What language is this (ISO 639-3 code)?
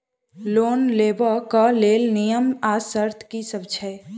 mai